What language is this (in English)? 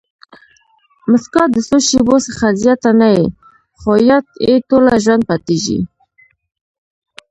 Pashto